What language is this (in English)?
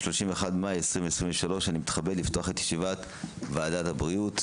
Hebrew